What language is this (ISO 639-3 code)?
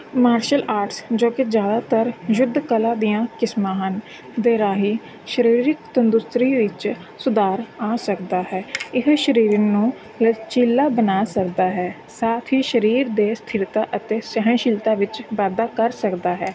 pan